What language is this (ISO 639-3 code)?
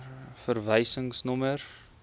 afr